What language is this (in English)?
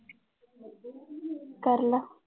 Punjabi